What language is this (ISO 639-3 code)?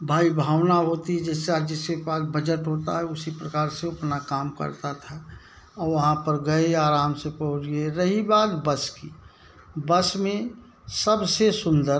hin